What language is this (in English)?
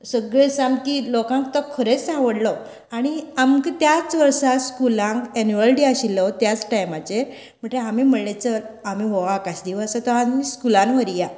Konkani